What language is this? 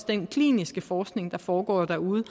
Danish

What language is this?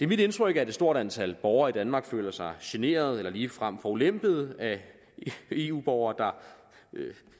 Danish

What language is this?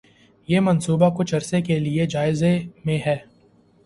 Urdu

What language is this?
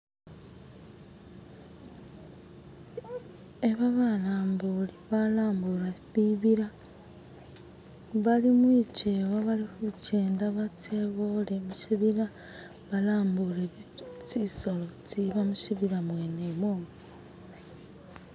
Masaaba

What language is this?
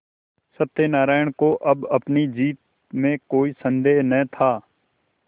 Hindi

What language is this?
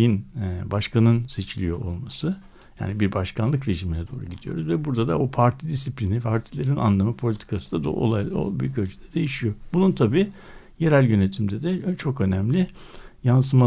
Turkish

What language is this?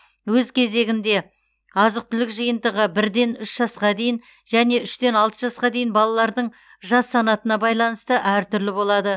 Kazakh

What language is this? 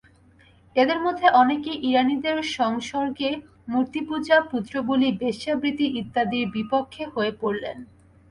Bangla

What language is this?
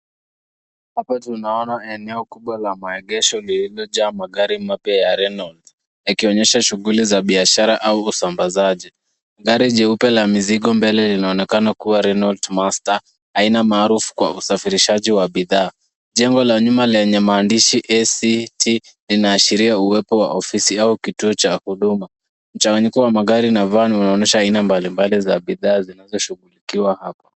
Swahili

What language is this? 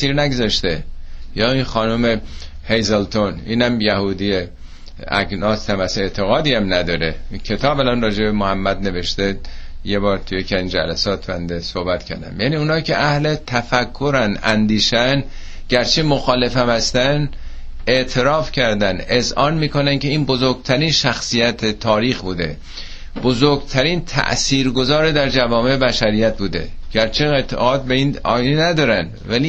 Persian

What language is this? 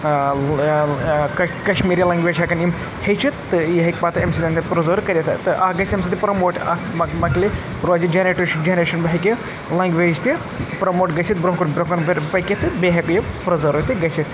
Kashmiri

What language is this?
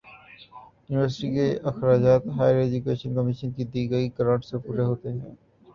Urdu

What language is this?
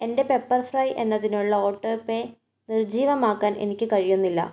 Malayalam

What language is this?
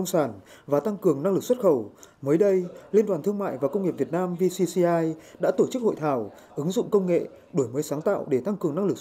Vietnamese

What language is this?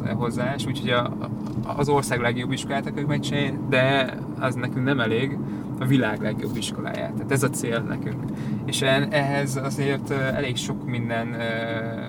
Hungarian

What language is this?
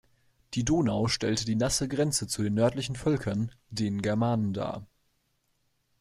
German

